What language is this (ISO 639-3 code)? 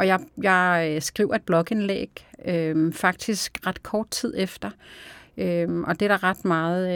dan